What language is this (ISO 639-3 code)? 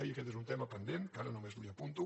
cat